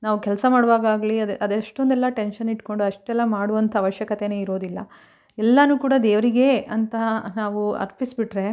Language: Kannada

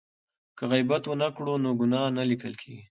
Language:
Pashto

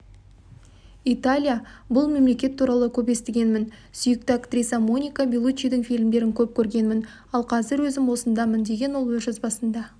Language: Kazakh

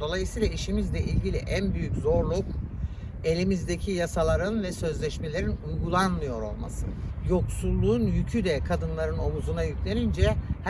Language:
Turkish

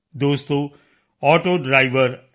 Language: Punjabi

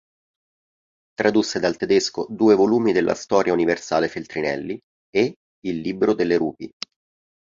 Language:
Italian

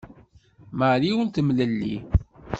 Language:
Kabyle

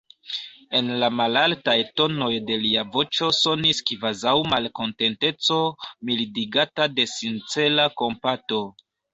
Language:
Esperanto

